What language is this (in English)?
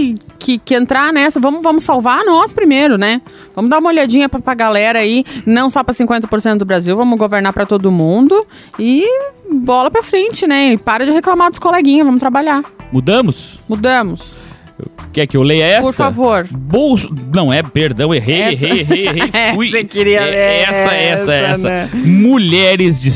Portuguese